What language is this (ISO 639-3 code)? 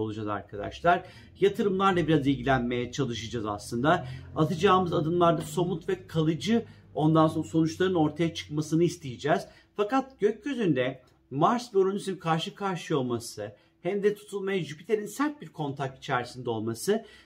tur